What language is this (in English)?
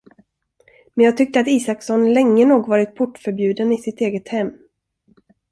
Swedish